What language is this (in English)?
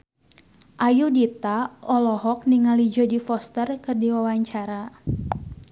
Sundanese